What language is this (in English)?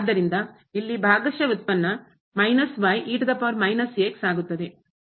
Kannada